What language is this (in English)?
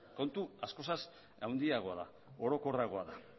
Basque